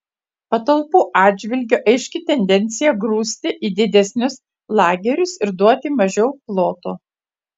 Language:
Lithuanian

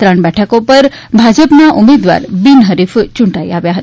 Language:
Gujarati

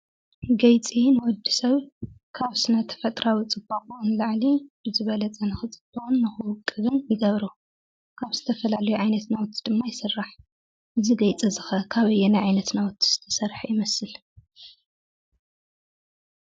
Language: Tigrinya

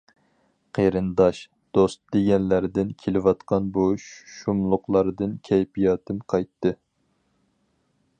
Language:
Uyghur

